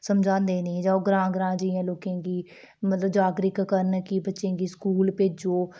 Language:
Dogri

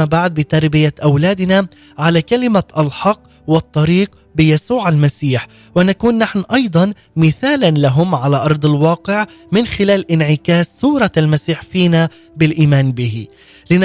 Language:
Arabic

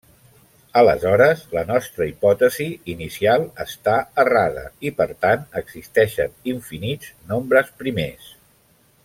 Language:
Catalan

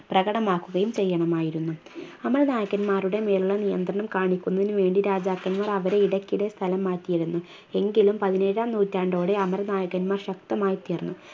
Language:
Malayalam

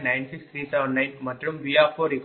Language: Tamil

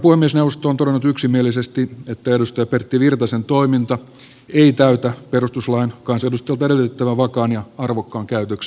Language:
Finnish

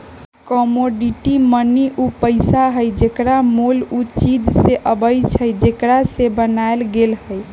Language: Magahi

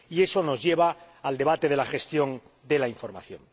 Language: Spanish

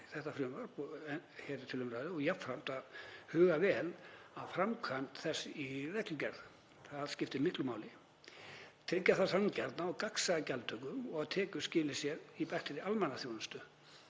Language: Icelandic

